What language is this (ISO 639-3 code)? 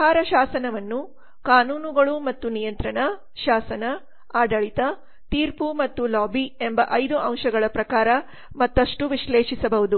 kan